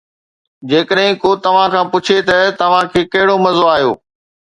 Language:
Sindhi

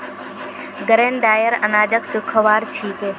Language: Magahi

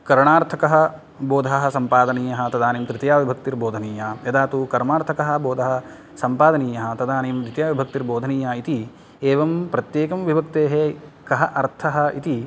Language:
Sanskrit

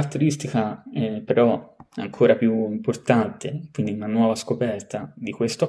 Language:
Italian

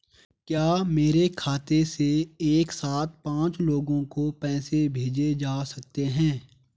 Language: Hindi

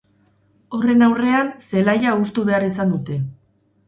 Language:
Basque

